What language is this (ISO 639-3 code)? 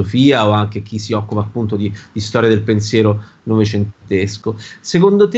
ita